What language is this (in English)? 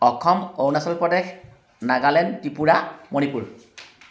Assamese